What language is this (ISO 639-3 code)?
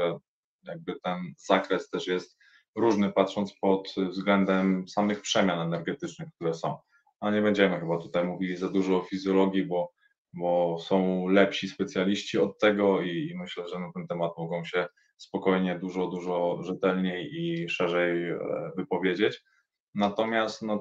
pol